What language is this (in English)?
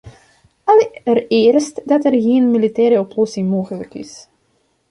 Dutch